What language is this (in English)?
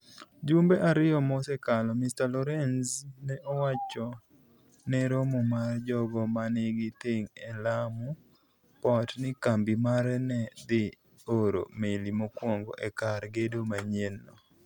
Luo (Kenya and Tanzania)